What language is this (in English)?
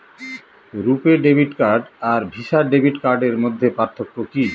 Bangla